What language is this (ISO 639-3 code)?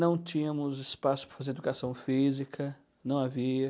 por